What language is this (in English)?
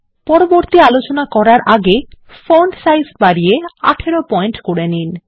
Bangla